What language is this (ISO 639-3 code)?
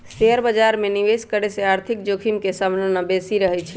mag